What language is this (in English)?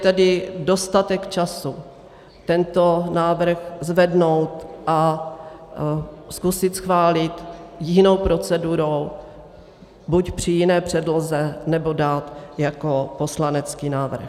Czech